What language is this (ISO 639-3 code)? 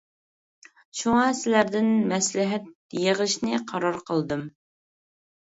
uig